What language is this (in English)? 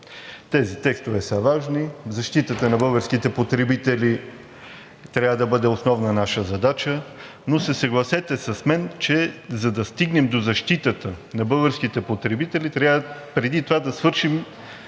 Bulgarian